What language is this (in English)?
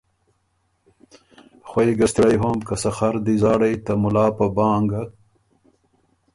Ormuri